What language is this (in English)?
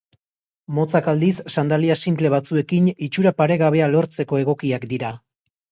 Basque